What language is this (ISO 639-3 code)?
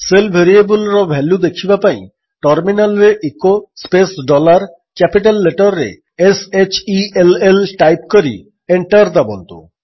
ori